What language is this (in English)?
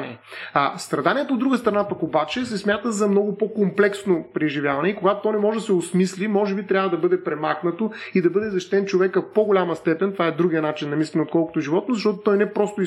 Bulgarian